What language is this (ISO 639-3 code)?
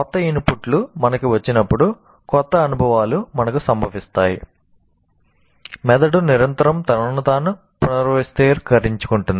tel